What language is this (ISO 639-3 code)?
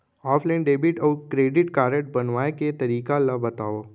hne